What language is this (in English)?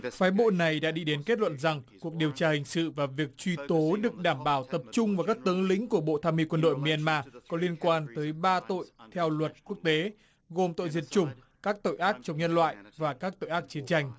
Vietnamese